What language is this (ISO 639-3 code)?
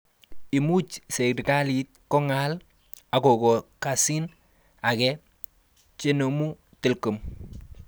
kln